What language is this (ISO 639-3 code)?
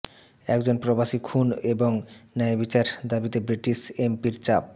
ben